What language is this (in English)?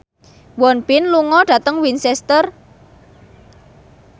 Javanese